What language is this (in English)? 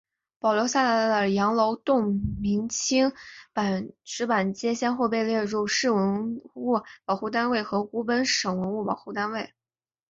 Chinese